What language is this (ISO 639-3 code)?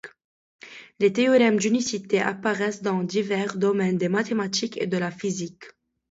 fra